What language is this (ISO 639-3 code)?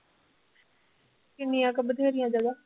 pan